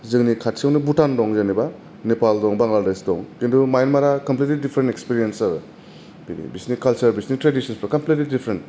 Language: Bodo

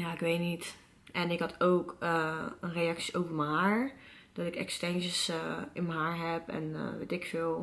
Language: Dutch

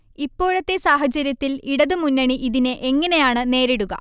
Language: Malayalam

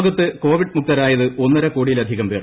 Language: Malayalam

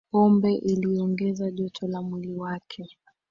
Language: Swahili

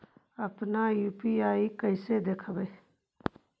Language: Magahi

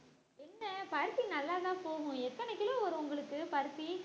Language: Tamil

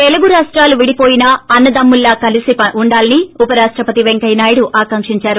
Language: Telugu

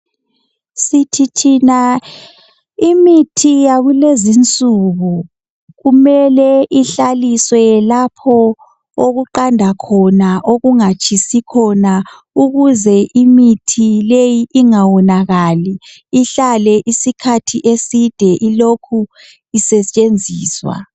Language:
North Ndebele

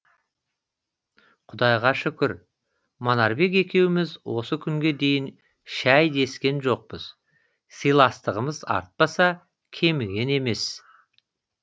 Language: Kazakh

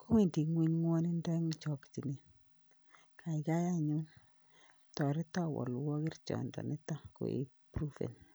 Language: Kalenjin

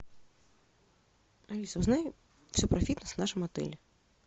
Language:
Russian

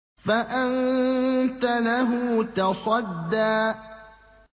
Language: Arabic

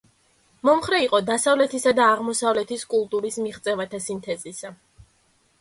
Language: Georgian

